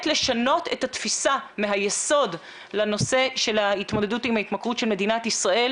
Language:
Hebrew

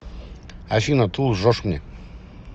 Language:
Russian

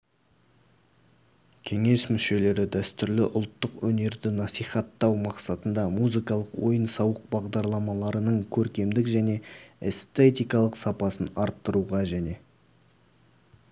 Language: Kazakh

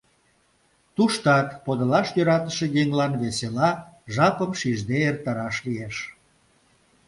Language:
Mari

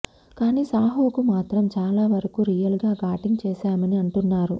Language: Telugu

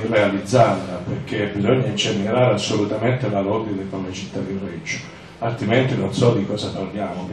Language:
Italian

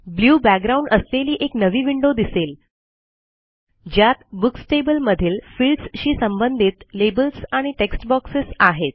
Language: Marathi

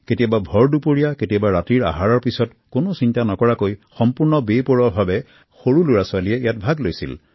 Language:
Assamese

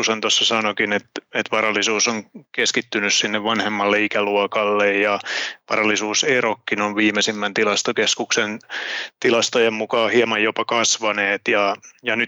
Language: Finnish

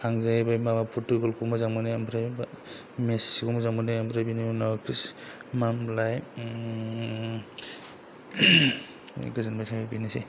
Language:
Bodo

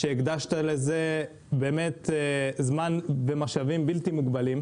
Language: Hebrew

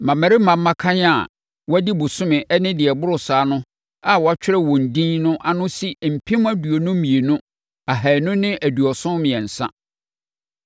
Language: Akan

